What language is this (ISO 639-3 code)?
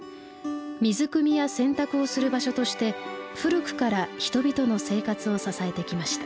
jpn